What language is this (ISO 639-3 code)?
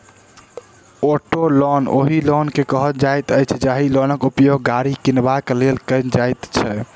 mai